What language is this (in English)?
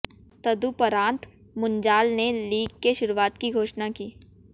Hindi